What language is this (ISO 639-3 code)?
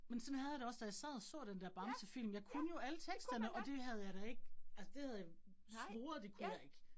dan